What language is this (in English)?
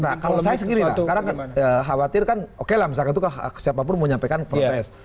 Indonesian